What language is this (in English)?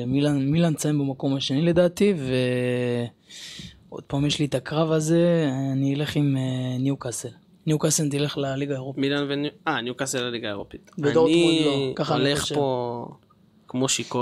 Hebrew